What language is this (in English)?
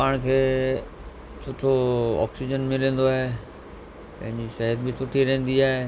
Sindhi